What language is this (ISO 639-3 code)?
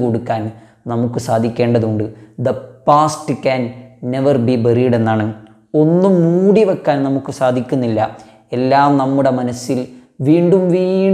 mal